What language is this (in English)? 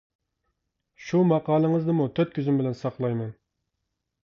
Uyghur